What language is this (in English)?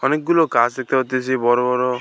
Bangla